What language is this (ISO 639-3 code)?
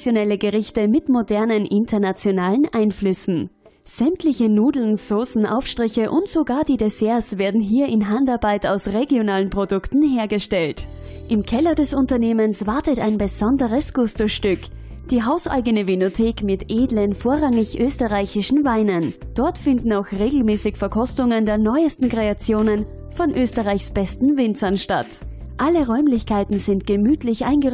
deu